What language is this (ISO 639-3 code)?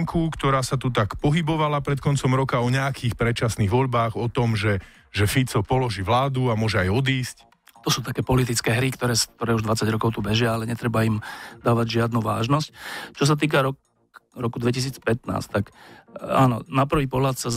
slk